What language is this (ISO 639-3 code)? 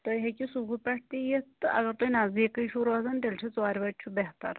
kas